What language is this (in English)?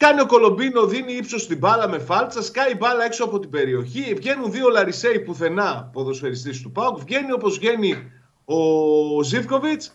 Greek